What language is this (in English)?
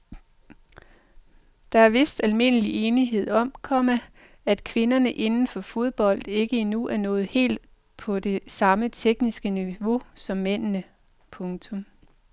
Danish